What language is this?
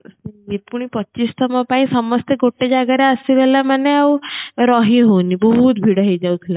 Odia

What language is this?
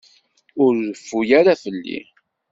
Kabyle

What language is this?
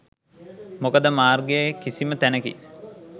Sinhala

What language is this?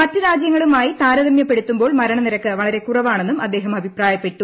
Malayalam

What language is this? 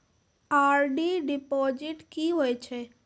Maithili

